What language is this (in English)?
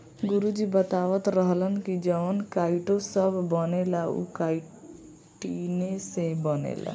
Bhojpuri